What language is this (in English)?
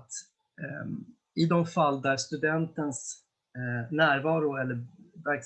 Swedish